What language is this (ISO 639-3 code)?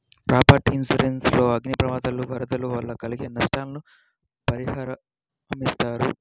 tel